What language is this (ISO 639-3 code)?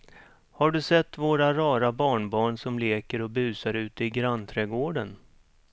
swe